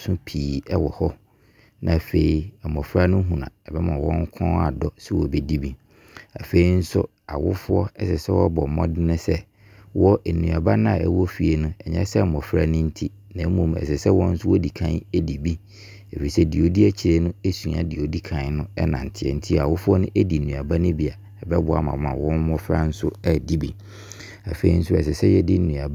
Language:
Abron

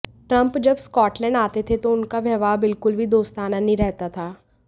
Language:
Hindi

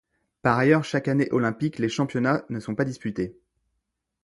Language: French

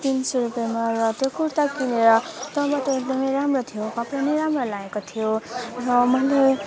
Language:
Nepali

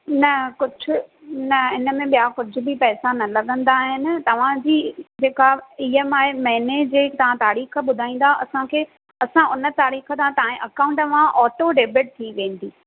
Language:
Sindhi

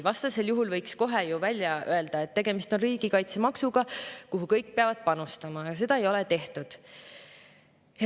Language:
Estonian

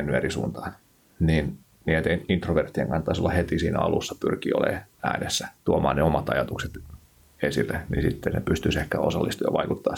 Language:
Finnish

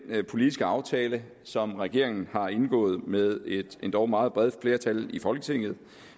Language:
Danish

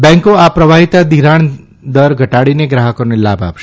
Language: Gujarati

